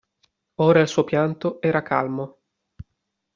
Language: Italian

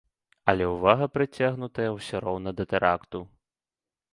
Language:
Belarusian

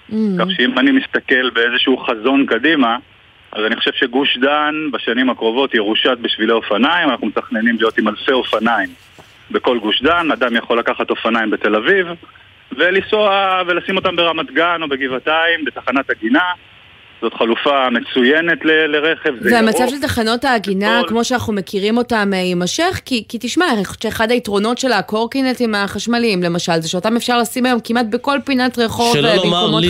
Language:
Hebrew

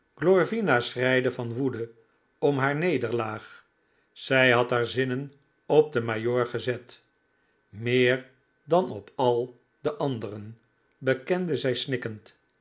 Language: Dutch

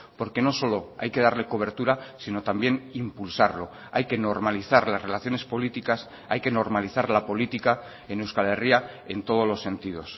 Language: Spanish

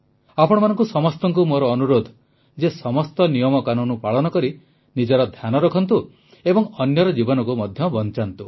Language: Odia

